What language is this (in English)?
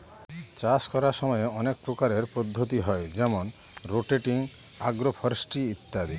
Bangla